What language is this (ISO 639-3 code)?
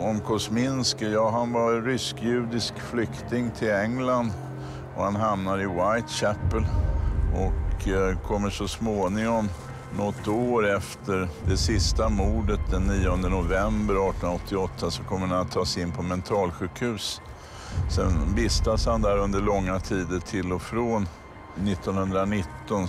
swe